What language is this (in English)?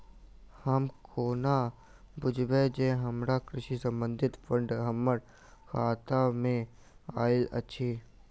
Maithili